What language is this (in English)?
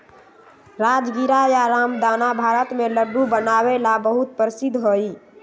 Magahi